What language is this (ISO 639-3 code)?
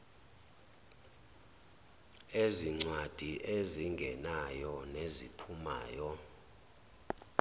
zul